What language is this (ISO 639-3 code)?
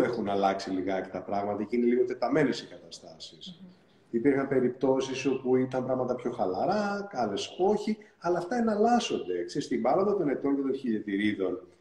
ell